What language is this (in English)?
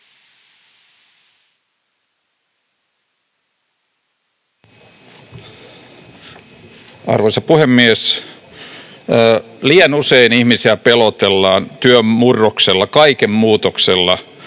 Finnish